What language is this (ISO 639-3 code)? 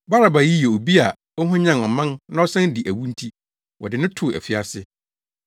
aka